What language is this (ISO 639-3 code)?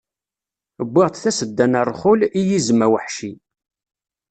kab